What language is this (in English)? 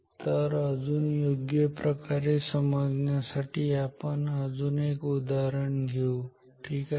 Marathi